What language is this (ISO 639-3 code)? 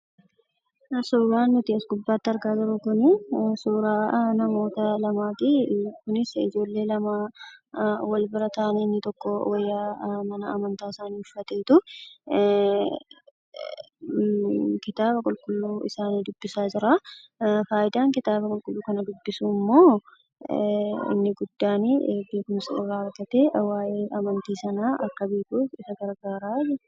orm